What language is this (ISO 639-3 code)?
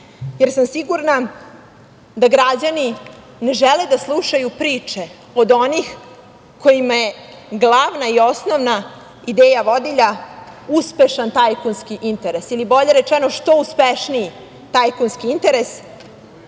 srp